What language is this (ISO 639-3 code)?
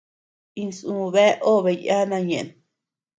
cux